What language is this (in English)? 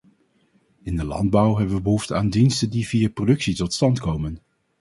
Dutch